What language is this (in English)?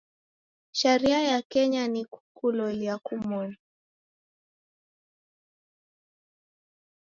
Taita